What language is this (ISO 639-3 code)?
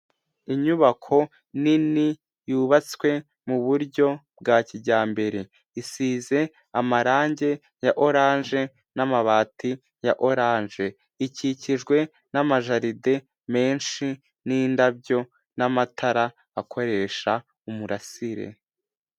kin